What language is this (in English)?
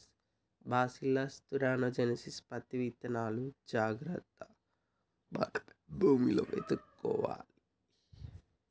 Telugu